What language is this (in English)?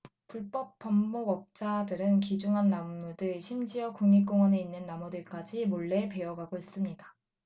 Korean